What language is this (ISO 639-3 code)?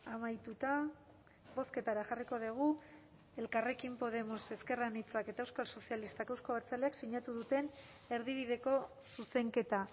eus